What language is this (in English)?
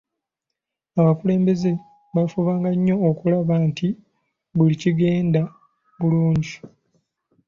Ganda